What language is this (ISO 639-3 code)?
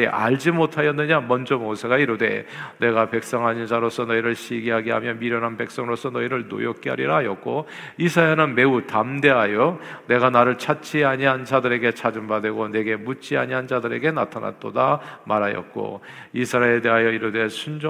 kor